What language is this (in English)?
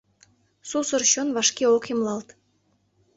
Mari